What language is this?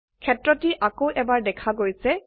Assamese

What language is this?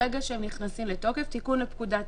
Hebrew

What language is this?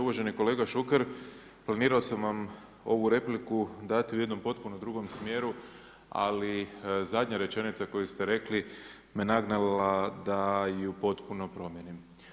Croatian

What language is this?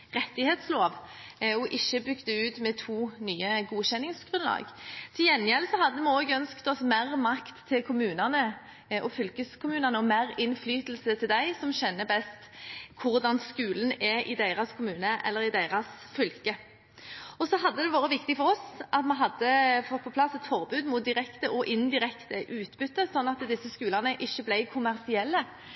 Norwegian Bokmål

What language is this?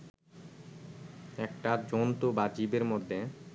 Bangla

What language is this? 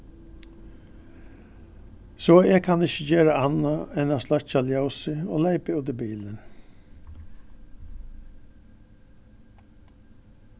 Faroese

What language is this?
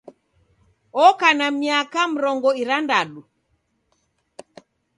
Taita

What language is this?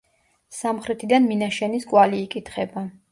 Georgian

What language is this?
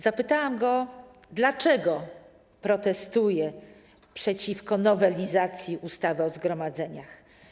Polish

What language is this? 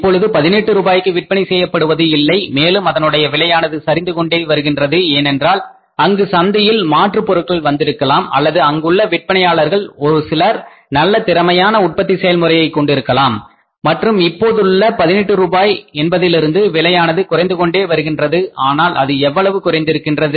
Tamil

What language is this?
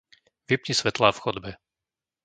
Slovak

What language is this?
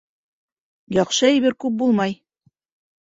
Bashkir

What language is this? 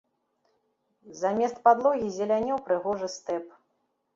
Belarusian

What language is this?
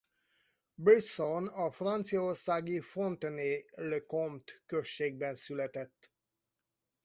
Hungarian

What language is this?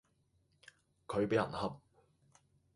Cantonese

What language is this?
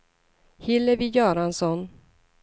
Swedish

